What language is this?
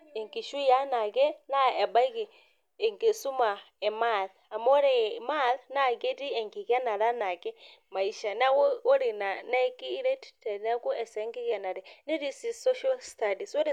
Masai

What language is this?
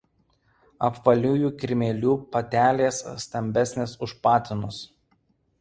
Lithuanian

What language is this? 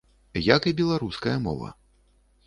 Belarusian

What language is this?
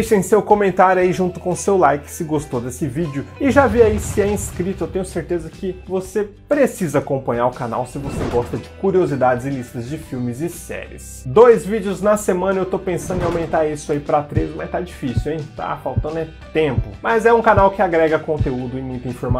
Portuguese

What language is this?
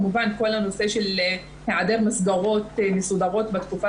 Hebrew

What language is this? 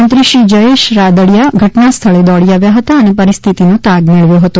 Gujarati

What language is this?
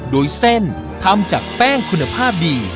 Thai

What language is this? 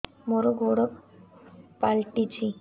Odia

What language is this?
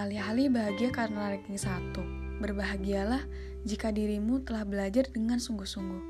Indonesian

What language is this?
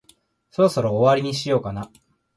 Japanese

